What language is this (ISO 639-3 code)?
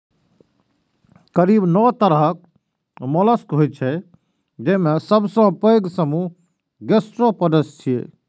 mai